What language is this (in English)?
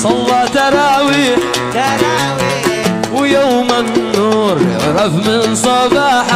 Arabic